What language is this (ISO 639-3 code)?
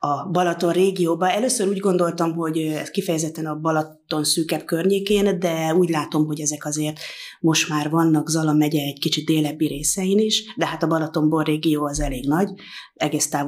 hun